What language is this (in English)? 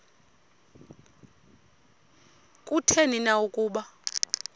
Xhosa